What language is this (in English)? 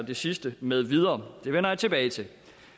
Danish